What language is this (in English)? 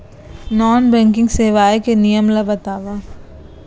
Chhattisgarhi